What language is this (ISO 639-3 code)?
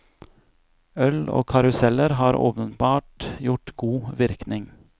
nor